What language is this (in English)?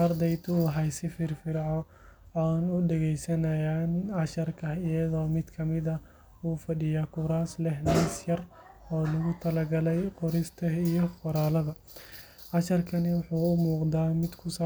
Somali